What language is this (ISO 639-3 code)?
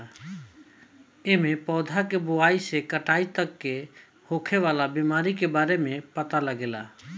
bho